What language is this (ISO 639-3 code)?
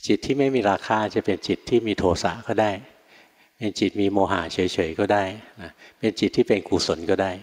tha